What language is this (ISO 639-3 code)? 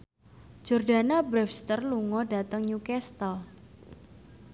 jav